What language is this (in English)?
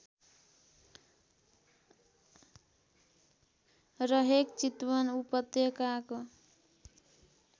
Nepali